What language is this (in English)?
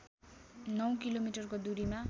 Nepali